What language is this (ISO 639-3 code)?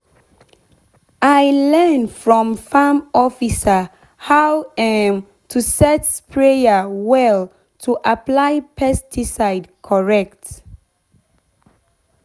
pcm